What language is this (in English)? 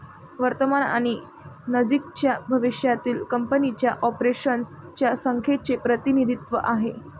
Marathi